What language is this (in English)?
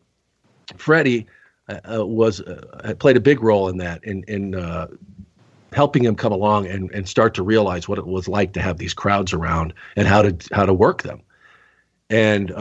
English